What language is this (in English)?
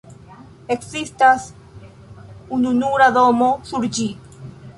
Esperanto